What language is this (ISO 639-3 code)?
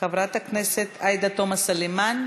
heb